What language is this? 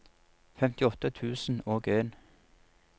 Norwegian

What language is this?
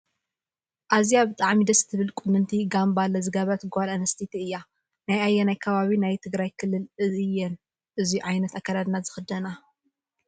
Tigrinya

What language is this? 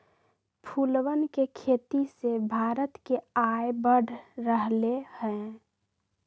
Magahi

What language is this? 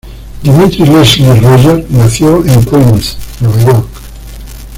Spanish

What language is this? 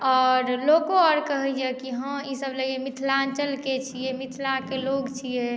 Maithili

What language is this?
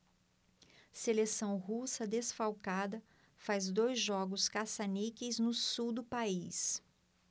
Portuguese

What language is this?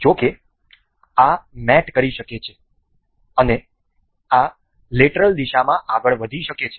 Gujarati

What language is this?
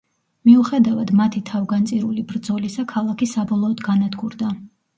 Georgian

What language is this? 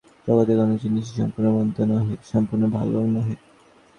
Bangla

